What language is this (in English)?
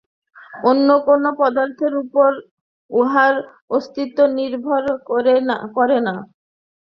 Bangla